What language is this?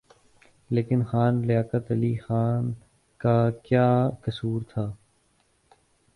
Urdu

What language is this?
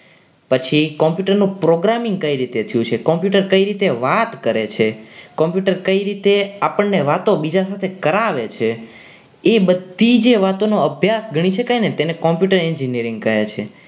Gujarati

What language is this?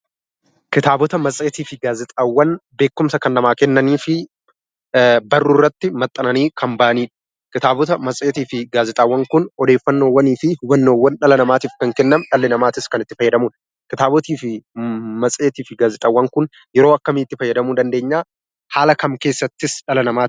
Oromo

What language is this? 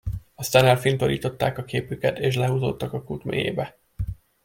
Hungarian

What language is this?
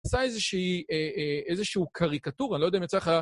Hebrew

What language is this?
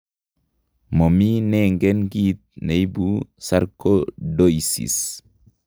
Kalenjin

